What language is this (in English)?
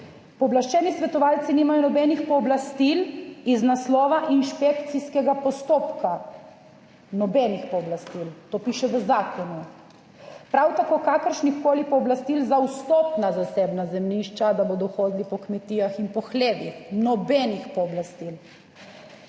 Slovenian